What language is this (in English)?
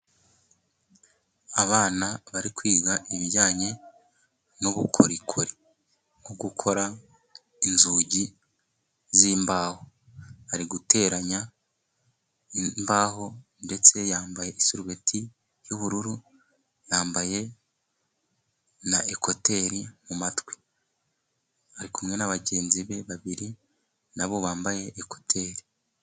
Kinyarwanda